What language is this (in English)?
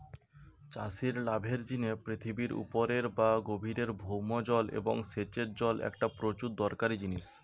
Bangla